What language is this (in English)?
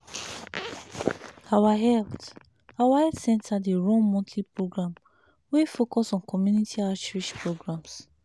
Nigerian Pidgin